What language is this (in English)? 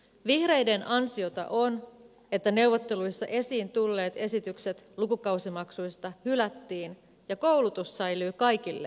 Finnish